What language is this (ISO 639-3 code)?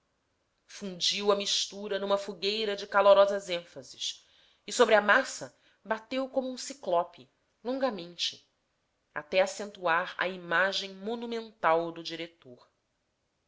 por